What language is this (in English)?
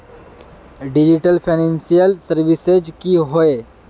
Magahi